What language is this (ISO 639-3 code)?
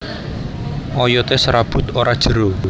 jav